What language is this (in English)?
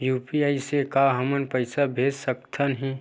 Chhattisgarhi